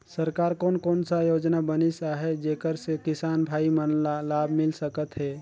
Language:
Chhattisgarhi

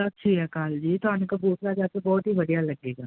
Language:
Punjabi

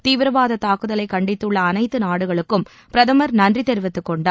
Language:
Tamil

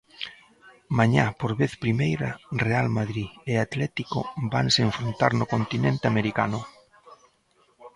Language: Galician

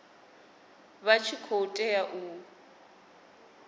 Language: Venda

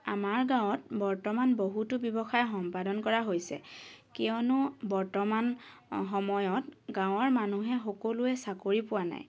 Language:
Assamese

